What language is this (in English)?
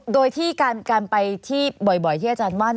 Thai